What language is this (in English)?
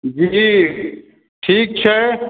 Maithili